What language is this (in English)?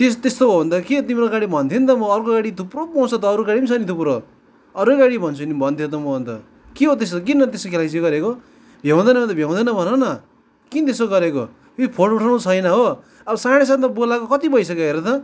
Nepali